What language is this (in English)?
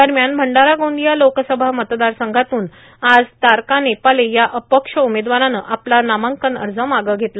Marathi